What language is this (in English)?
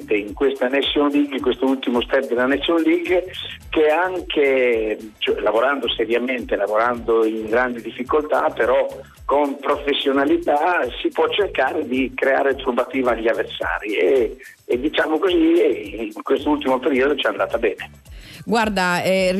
Italian